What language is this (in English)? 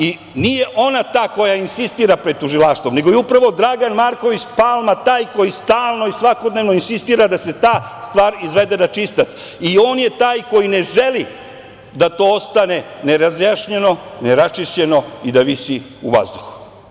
Serbian